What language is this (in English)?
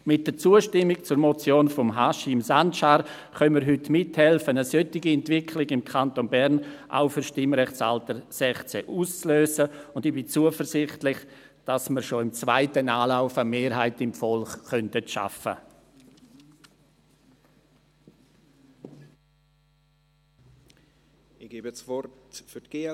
Swiss German